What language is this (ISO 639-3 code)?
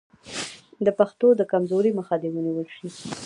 pus